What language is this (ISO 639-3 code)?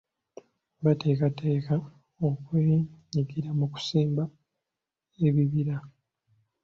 lug